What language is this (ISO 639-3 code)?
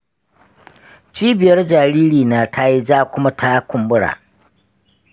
hau